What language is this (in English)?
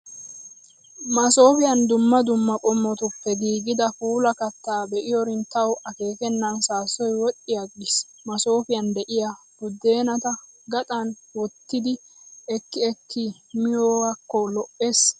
Wolaytta